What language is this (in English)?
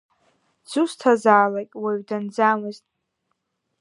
Abkhazian